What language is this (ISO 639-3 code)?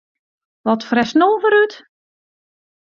fry